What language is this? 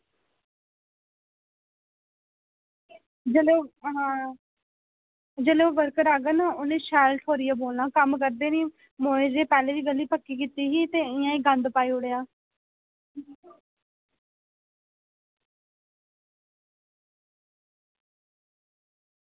Dogri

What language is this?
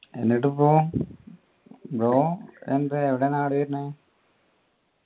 Malayalam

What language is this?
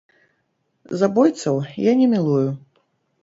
Belarusian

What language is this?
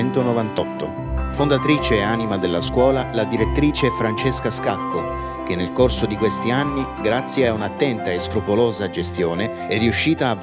Italian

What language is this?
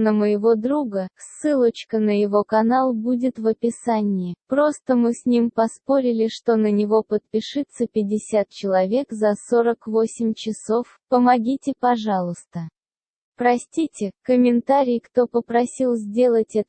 Russian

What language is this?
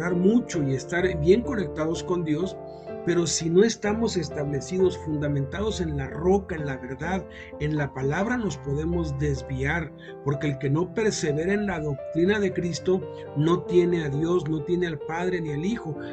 Spanish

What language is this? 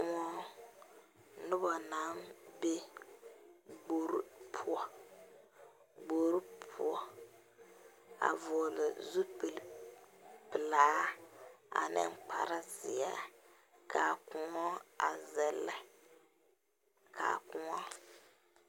Southern Dagaare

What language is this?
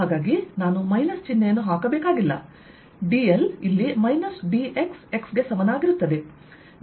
Kannada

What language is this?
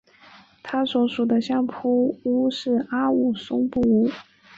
Chinese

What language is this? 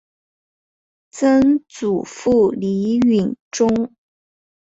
Chinese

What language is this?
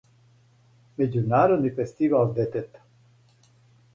Serbian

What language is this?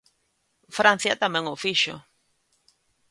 Galician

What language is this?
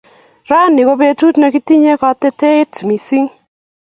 Kalenjin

